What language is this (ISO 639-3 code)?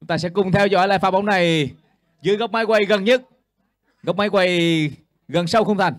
vie